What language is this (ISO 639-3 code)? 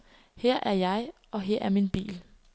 dan